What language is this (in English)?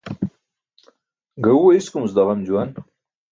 Burushaski